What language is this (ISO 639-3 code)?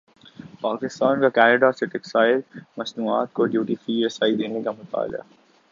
urd